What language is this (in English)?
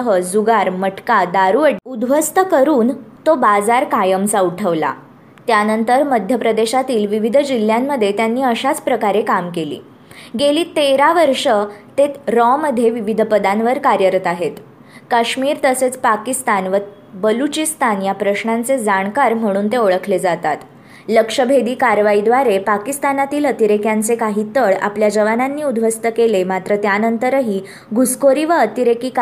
Marathi